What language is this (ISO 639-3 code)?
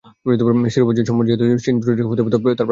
ben